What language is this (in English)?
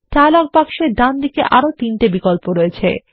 Bangla